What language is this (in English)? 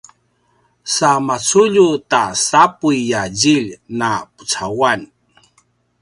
Paiwan